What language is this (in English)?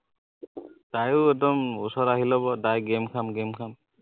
Assamese